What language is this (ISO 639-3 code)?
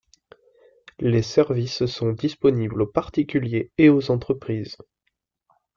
fra